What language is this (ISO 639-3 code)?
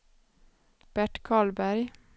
swe